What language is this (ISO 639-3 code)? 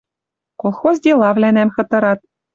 mrj